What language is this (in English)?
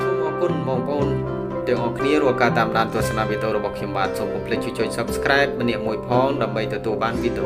Thai